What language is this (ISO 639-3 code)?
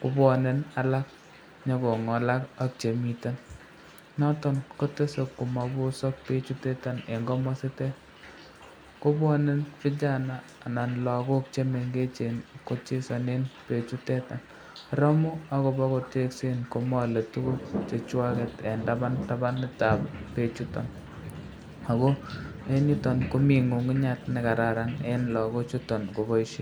kln